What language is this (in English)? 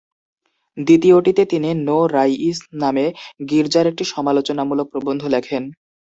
Bangla